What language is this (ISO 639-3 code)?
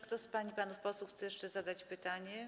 pol